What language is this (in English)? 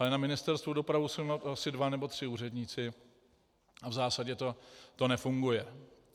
Czech